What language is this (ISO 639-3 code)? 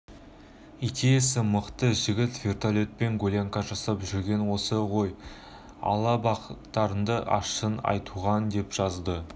kaz